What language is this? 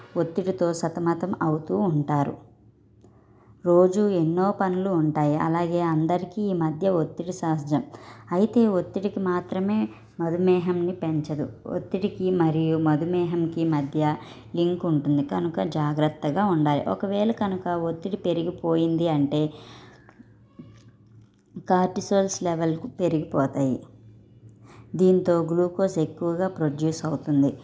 Telugu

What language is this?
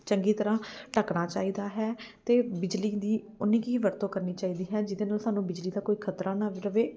Punjabi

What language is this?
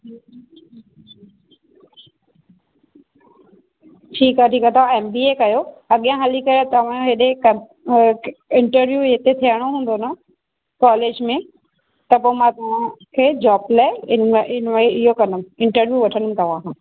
Sindhi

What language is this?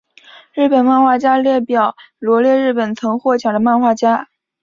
Chinese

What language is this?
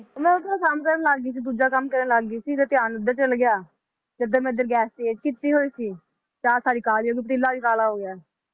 Punjabi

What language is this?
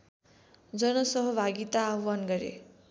Nepali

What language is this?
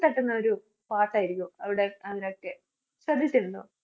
Malayalam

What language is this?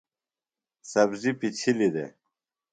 Phalura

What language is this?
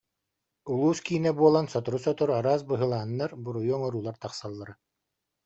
Yakut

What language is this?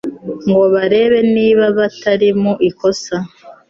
Kinyarwanda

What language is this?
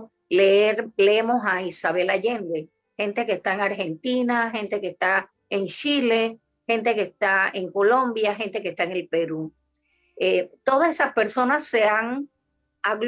Spanish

